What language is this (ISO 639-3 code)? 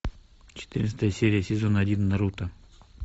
rus